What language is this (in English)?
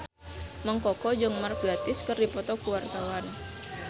Sundanese